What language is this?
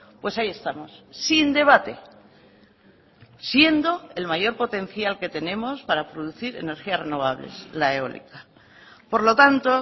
Spanish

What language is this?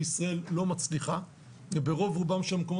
Hebrew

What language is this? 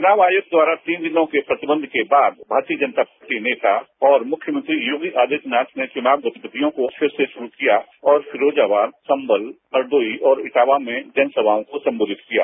Hindi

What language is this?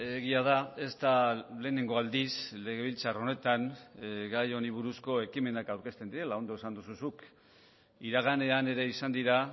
Basque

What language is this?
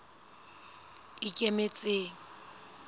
Southern Sotho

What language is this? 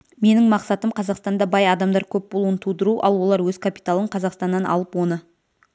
Kazakh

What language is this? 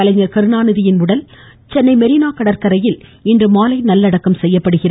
Tamil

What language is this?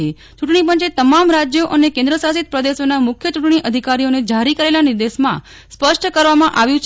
Gujarati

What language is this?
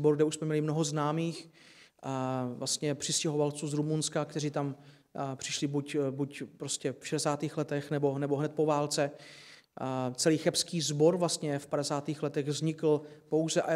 Czech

